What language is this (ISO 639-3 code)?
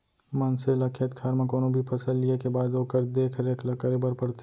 hne